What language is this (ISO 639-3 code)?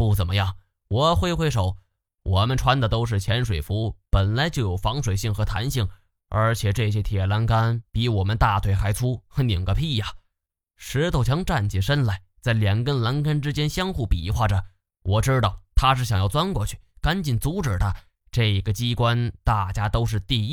zho